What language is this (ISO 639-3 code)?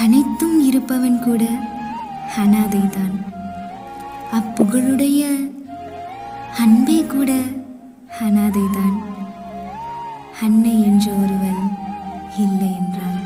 tam